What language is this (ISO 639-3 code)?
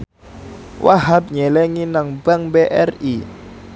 jav